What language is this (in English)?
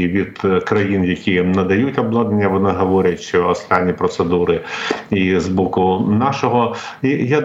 Ukrainian